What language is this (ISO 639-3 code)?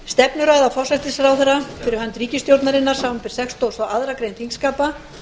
isl